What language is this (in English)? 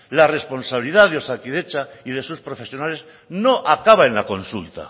Spanish